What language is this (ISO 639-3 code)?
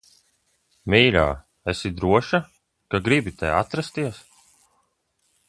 lav